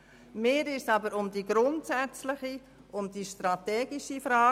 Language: Swiss German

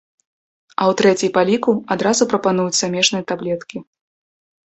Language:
Belarusian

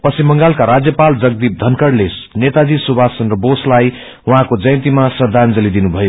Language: Nepali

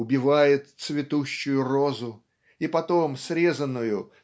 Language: Russian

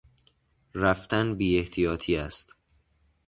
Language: Persian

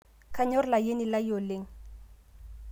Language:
Masai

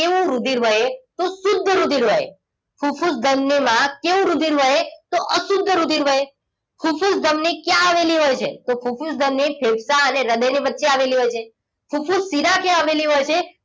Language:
Gujarati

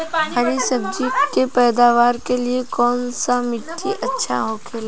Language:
Bhojpuri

